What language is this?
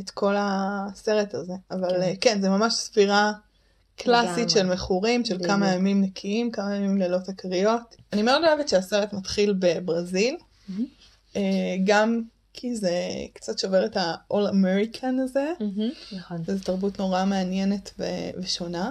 Hebrew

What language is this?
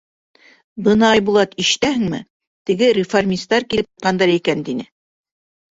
Bashkir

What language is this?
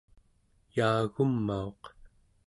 Central Yupik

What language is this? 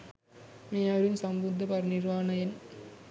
Sinhala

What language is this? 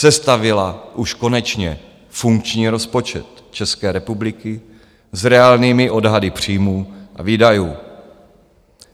Czech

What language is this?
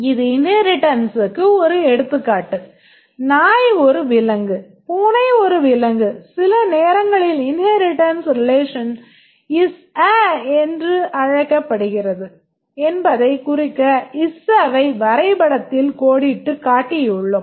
Tamil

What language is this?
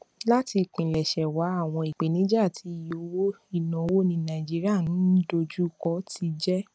Yoruba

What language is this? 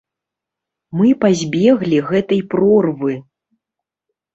Belarusian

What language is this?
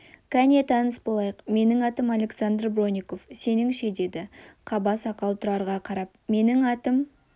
Kazakh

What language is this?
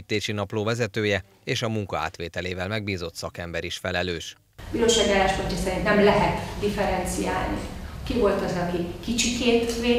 Hungarian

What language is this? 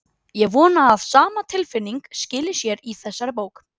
Icelandic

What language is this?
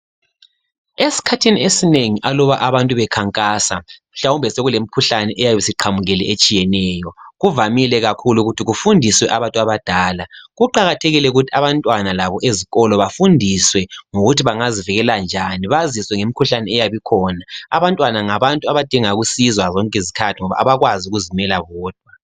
North Ndebele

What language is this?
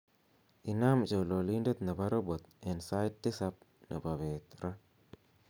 Kalenjin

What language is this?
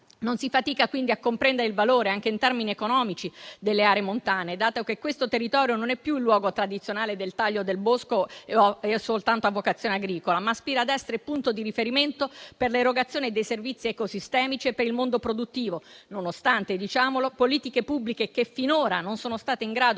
Italian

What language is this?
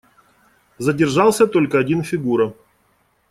Russian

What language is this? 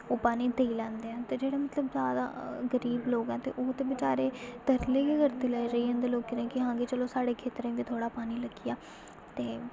Dogri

